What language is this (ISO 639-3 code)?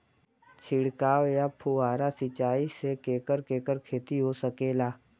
bho